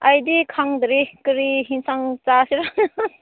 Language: Manipuri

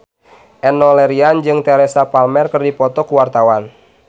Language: Sundanese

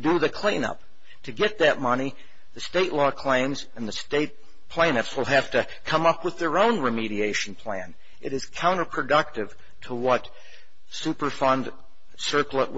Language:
English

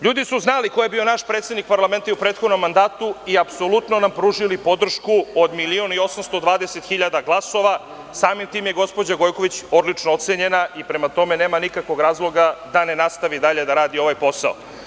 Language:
Serbian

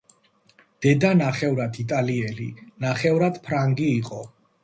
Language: Georgian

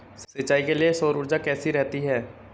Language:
Hindi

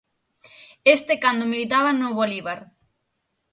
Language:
Galician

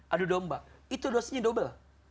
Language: Indonesian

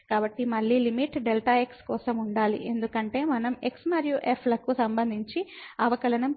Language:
Telugu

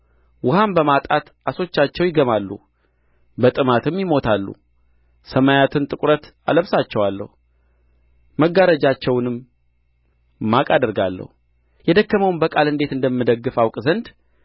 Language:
Amharic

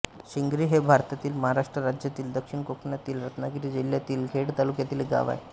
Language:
Marathi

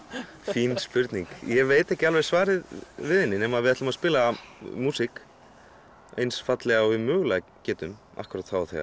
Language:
Icelandic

